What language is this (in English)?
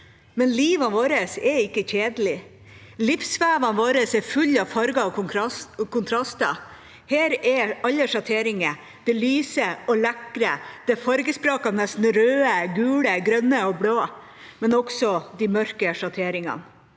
Norwegian